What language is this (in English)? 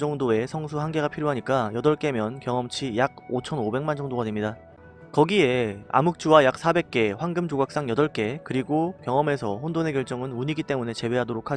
Korean